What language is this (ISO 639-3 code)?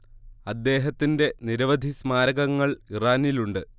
mal